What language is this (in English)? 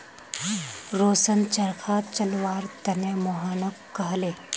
Magahi